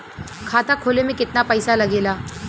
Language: Bhojpuri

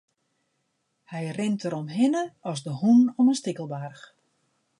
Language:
Western Frisian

